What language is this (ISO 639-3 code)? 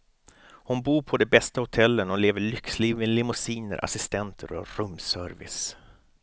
swe